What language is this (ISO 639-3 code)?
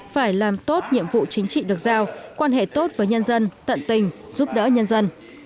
vie